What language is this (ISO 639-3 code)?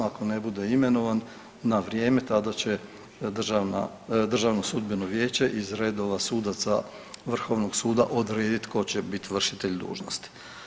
hrv